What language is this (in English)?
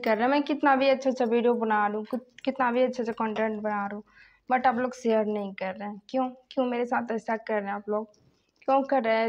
Hindi